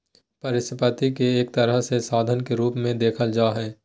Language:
Magahi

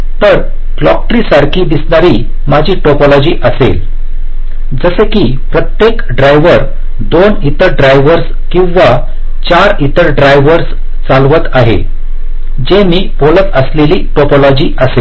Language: Marathi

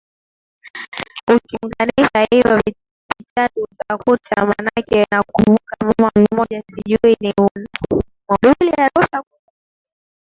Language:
Swahili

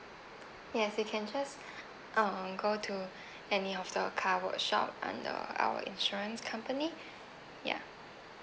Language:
English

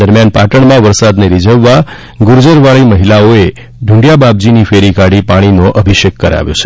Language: Gujarati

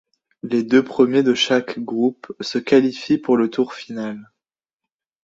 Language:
French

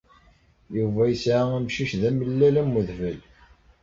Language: Kabyle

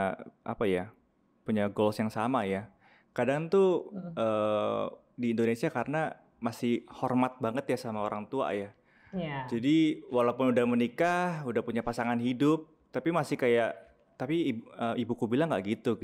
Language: Indonesian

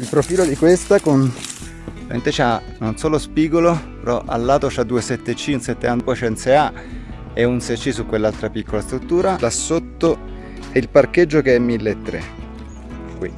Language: Italian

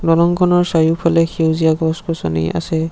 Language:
Assamese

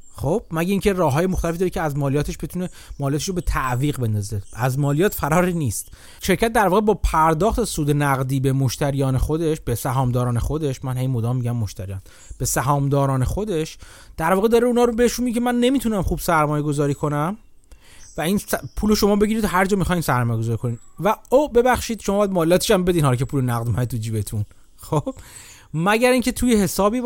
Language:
Persian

